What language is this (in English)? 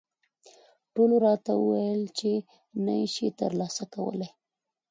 Pashto